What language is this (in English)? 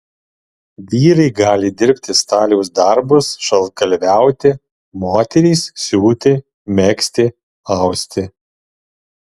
Lithuanian